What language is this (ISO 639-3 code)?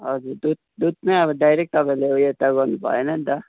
nep